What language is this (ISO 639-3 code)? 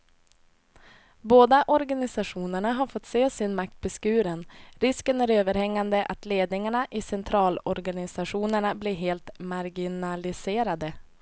swe